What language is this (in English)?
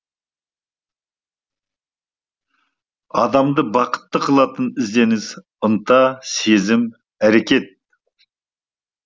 Kazakh